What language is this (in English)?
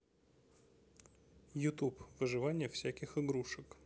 Russian